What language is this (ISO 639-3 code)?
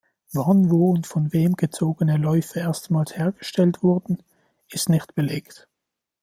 deu